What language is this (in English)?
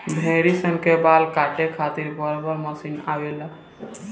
Bhojpuri